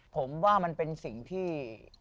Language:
Thai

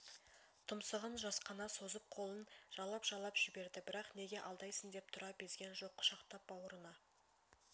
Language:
Kazakh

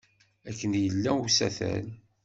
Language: Kabyle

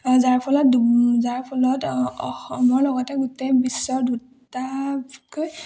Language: Assamese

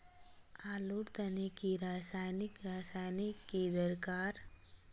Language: Magahi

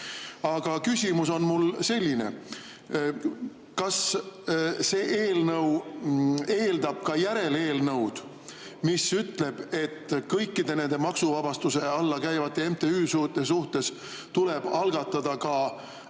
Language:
Estonian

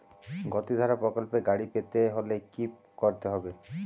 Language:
Bangla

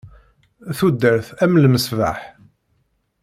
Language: Kabyle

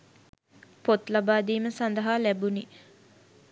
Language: Sinhala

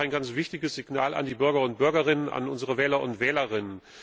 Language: German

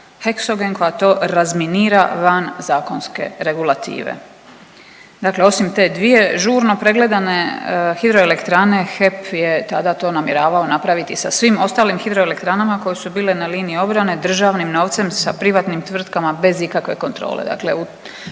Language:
Croatian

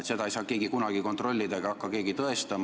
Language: Estonian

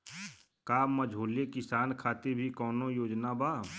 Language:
Bhojpuri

